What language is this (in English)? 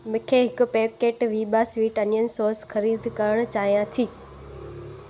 Sindhi